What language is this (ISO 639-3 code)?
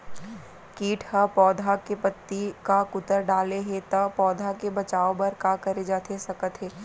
hne